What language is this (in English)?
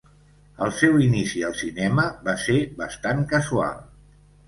Catalan